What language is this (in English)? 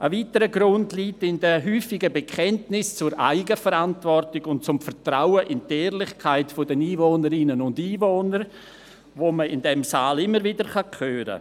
Swiss German